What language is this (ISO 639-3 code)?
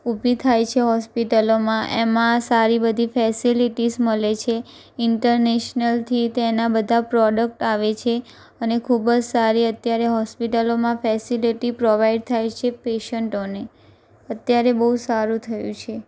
guj